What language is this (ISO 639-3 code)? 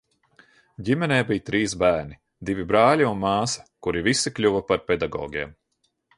lav